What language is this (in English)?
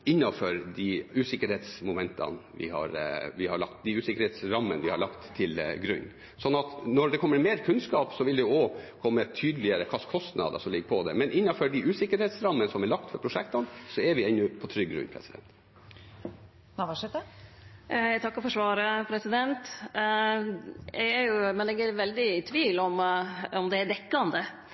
Norwegian